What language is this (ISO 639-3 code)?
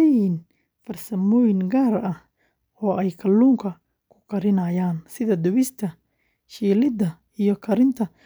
som